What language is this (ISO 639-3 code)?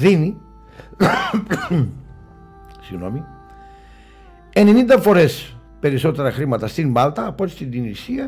ell